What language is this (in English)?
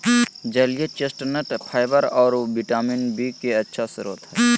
Magahi